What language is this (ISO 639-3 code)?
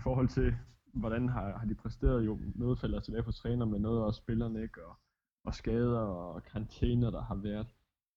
dan